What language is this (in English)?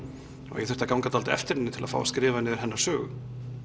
Icelandic